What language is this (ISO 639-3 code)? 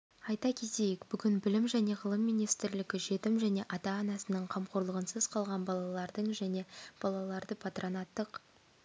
kaz